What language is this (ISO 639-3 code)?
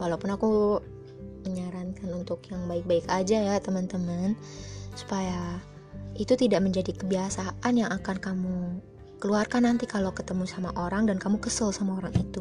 ind